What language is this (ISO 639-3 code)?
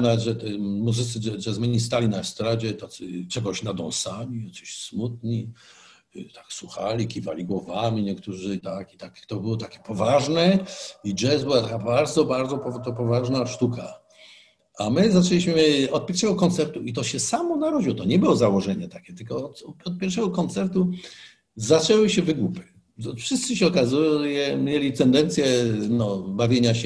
pol